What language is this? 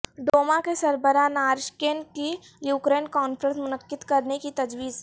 Urdu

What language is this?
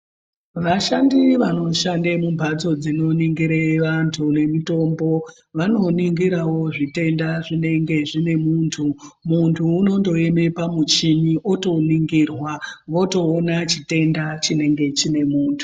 Ndau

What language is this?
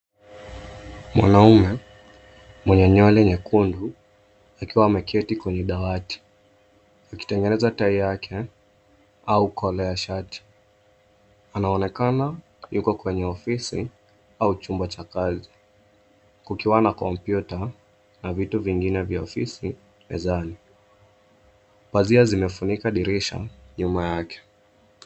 Swahili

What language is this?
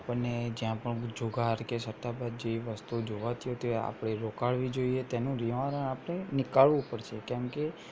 Gujarati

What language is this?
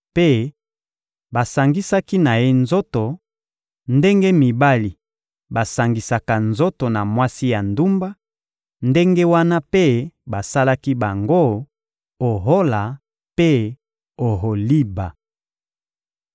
Lingala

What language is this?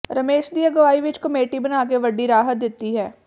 Punjabi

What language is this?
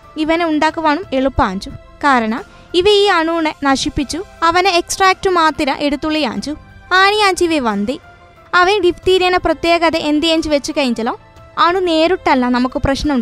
Malayalam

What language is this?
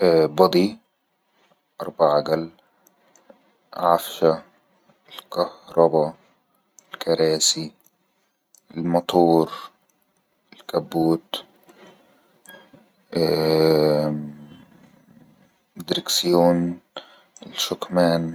Egyptian Arabic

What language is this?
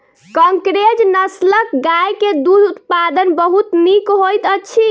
Maithili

